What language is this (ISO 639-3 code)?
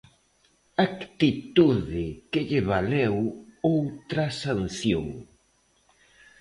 glg